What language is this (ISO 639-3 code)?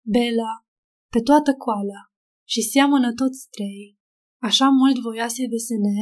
ron